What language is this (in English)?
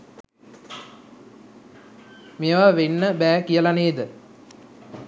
Sinhala